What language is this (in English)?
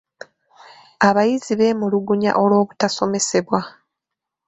Ganda